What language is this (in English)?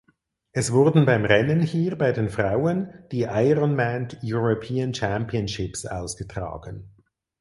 German